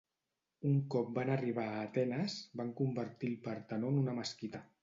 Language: Catalan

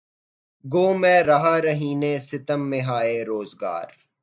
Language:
Urdu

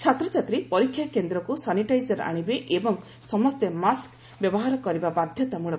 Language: Odia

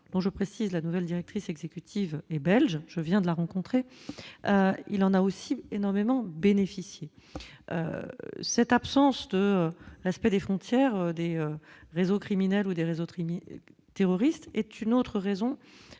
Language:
French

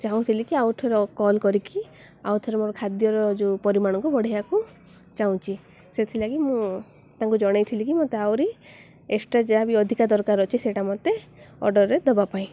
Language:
Odia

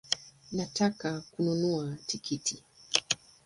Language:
Swahili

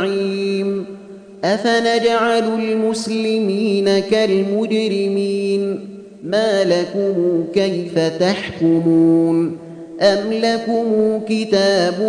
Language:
Arabic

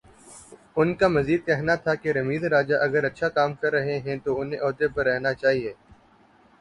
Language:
Urdu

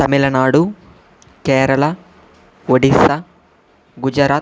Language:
Telugu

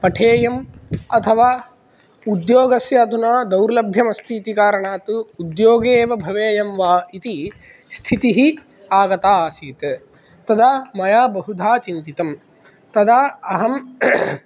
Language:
Sanskrit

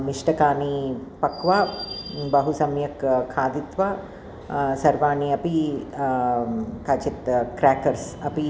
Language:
Sanskrit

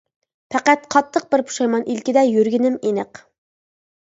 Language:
Uyghur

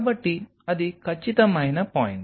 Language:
Telugu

